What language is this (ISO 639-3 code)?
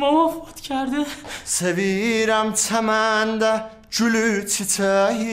fas